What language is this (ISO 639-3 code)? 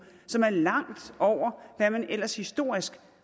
dan